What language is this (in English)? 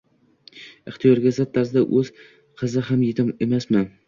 Uzbek